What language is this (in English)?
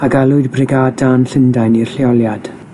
Welsh